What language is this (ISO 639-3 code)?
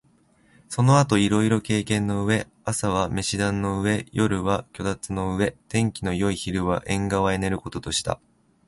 jpn